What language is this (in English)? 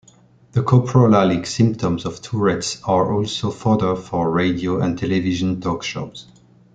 English